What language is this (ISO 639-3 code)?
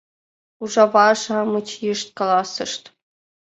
chm